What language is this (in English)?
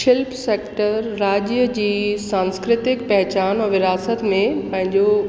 Sindhi